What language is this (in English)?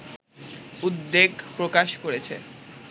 Bangla